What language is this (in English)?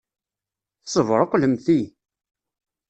Kabyle